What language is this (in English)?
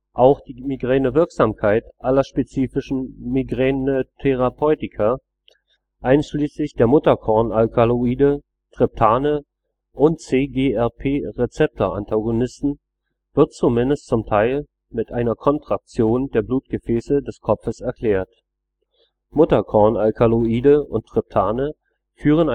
German